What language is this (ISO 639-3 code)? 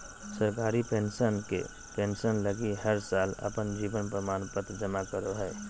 mag